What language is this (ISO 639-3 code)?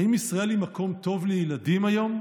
heb